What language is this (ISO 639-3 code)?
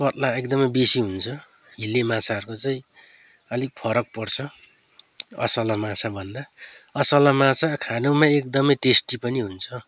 nep